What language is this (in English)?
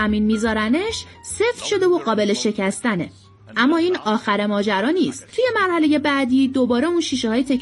Persian